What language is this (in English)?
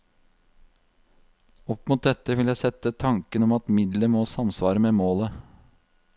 Norwegian